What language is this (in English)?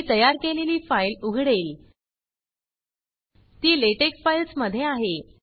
Marathi